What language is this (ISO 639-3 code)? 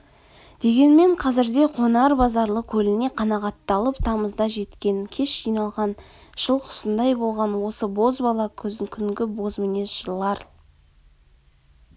kaz